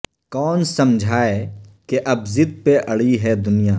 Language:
Urdu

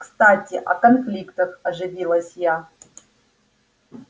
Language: Russian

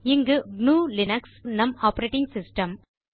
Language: Tamil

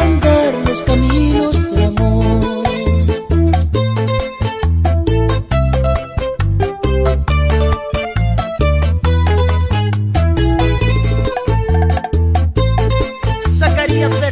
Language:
Korean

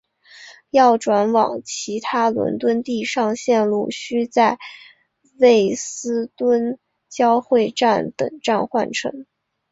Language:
Chinese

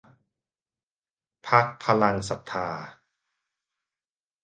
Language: Thai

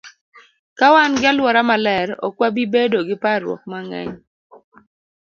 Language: Luo (Kenya and Tanzania)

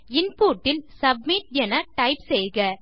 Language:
Tamil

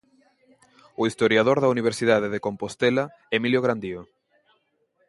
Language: Galician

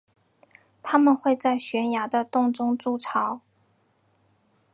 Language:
Chinese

